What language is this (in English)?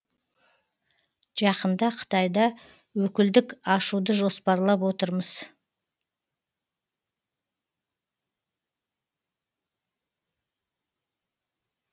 Kazakh